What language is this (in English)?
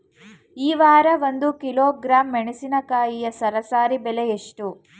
Kannada